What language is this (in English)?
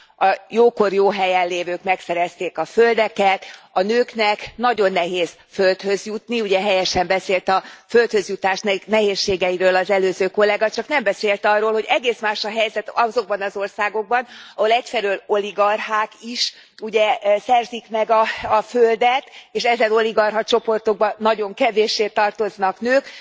Hungarian